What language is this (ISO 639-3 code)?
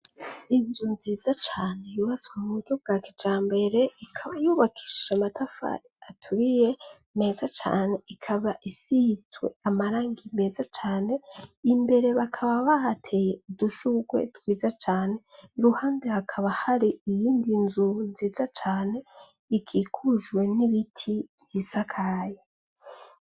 run